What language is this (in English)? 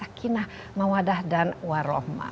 Indonesian